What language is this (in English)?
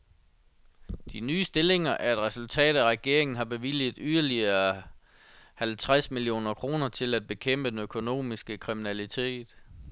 Danish